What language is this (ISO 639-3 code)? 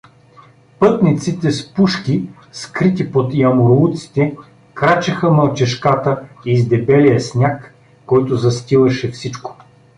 bul